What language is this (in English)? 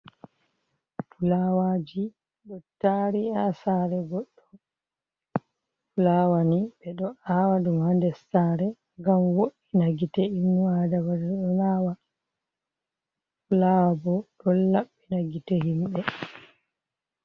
Fula